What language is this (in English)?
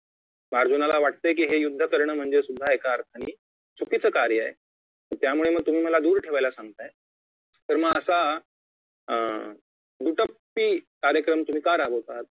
Marathi